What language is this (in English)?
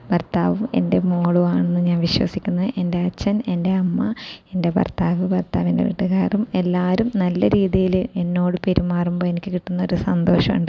Malayalam